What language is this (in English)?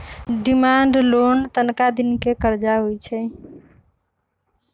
Magahi